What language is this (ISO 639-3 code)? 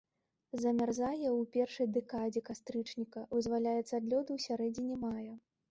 bel